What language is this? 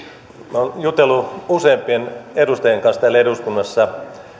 Finnish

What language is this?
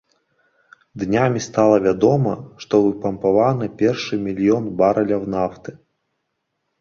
Belarusian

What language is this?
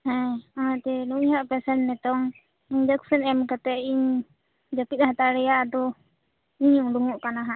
Santali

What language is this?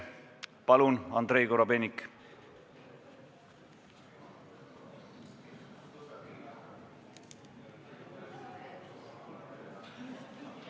Estonian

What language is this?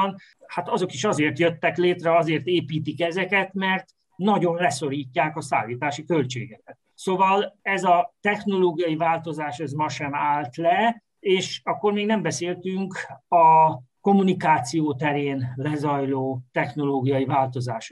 Hungarian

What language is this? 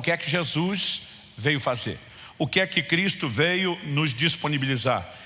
Portuguese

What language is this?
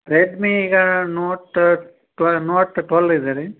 Kannada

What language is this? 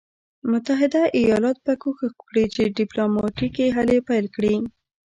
Pashto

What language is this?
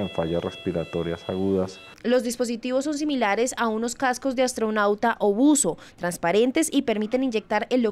Spanish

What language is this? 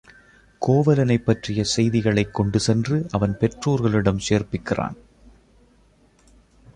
Tamil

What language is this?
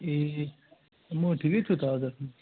Nepali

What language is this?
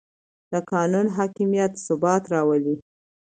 Pashto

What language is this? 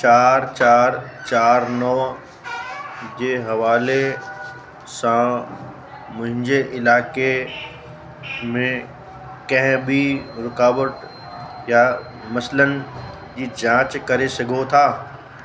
Sindhi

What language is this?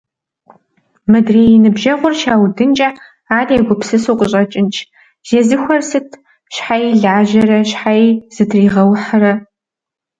Kabardian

